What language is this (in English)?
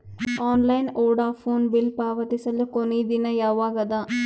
Kannada